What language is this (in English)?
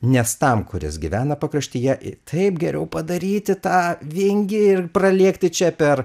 Lithuanian